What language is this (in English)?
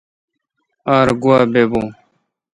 Kalkoti